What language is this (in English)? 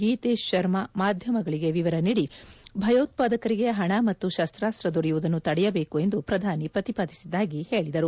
Kannada